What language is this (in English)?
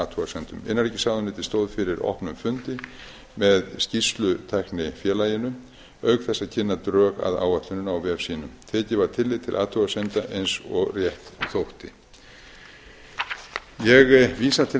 Icelandic